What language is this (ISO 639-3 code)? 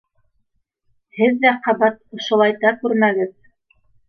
bak